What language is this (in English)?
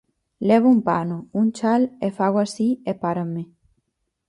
Galician